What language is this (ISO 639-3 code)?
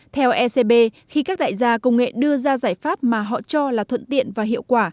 vie